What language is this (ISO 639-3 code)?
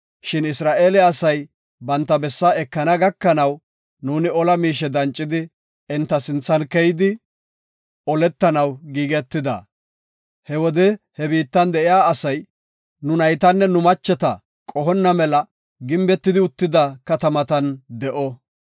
gof